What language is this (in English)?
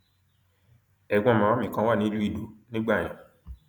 Yoruba